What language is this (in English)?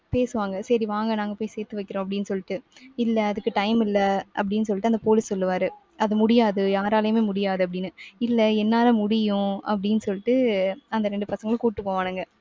Tamil